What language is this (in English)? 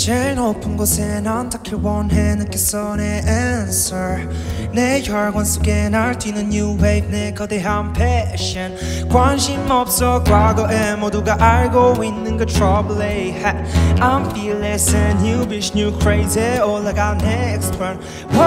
Korean